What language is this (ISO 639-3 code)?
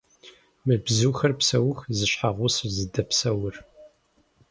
kbd